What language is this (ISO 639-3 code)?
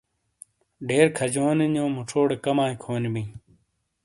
scl